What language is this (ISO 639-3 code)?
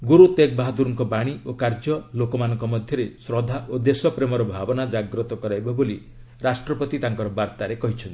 ori